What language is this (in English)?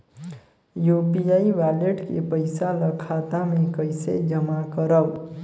Chhattisgarhi